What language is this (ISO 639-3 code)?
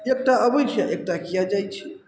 mai